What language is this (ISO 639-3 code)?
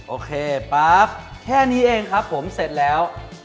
tha